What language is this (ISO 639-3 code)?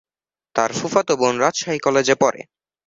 ben